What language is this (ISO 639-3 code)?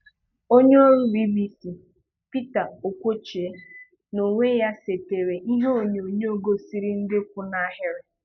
ibo